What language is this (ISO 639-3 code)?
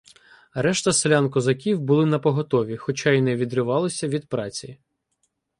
ukr